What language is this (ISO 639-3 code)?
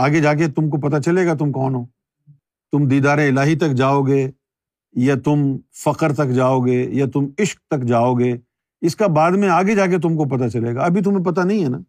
urd